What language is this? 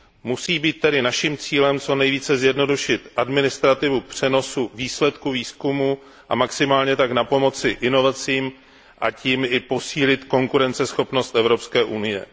Czech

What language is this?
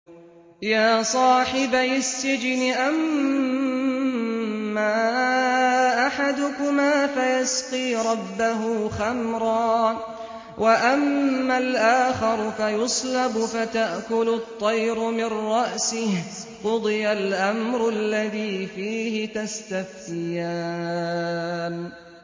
Arabic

